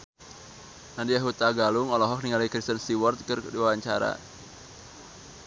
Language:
Sundanese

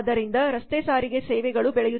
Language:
Kannada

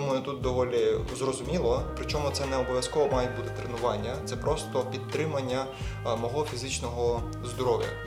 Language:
Ukrainian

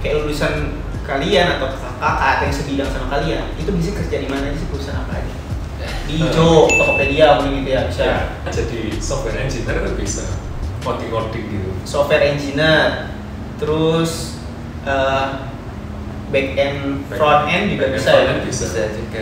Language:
Indonesian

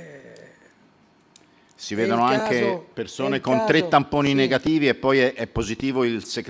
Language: Italian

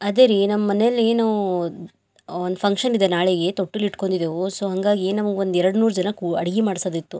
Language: Kannada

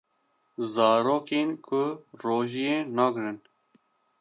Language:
Kurdish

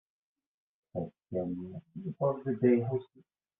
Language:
Kabyle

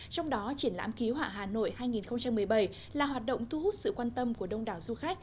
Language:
Vietnamese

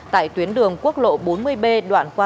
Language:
Vietnamese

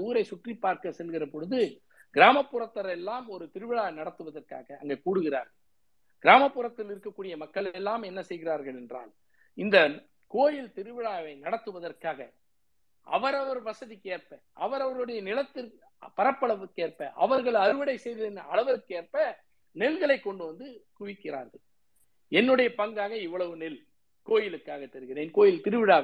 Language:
Tamil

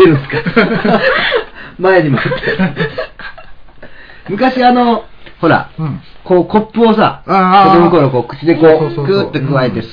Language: Japanese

